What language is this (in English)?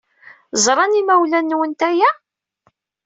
Kabyle